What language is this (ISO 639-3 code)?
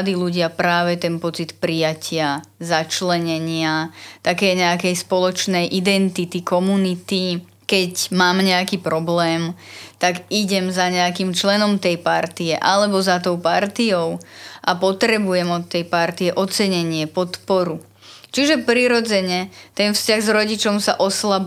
slk